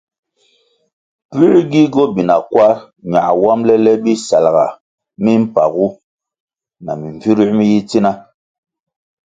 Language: Kwasio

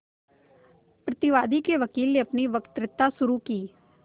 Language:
Hindi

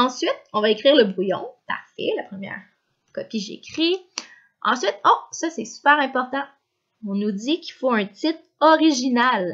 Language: French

